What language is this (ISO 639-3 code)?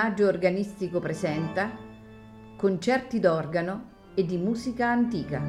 ita